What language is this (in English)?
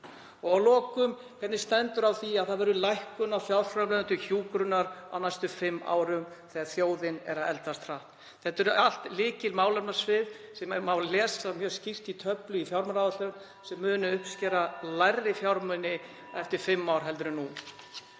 Icelandic